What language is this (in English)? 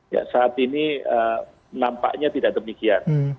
Indonesian